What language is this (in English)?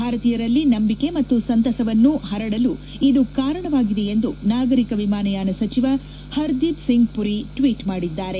Kannada